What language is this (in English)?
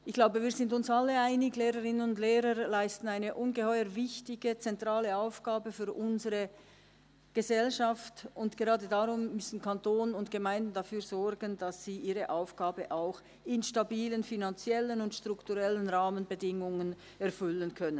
Swiss German